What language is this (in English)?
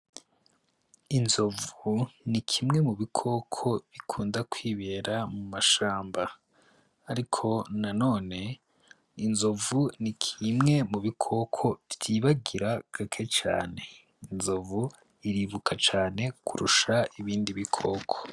Rundi